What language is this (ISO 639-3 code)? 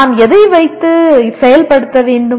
tam